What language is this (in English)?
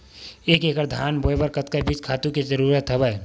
Chhattisgarhi